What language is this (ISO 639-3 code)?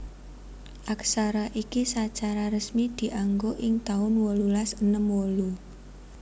jav